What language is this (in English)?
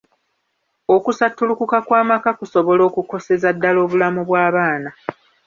Ganda